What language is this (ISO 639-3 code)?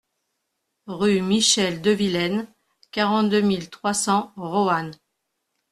fra